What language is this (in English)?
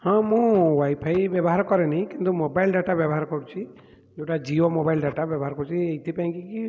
Odia